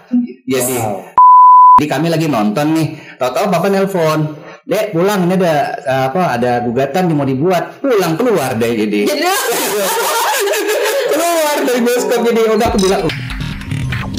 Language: Indonesian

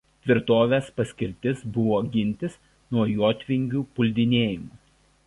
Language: Lithuanian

